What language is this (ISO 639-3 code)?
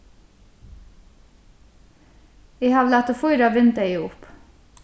fao